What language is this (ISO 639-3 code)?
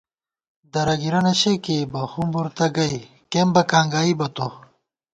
gwt